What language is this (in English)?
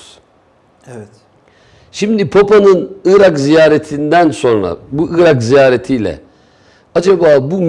Turkish